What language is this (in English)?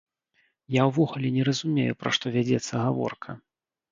Belarusian